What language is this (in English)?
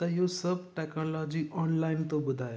Sindhi